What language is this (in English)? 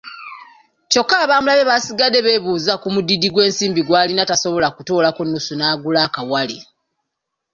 Ganda